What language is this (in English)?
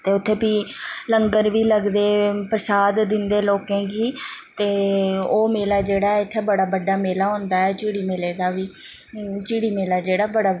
Dogri